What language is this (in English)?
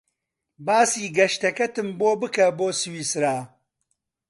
Central Kurdish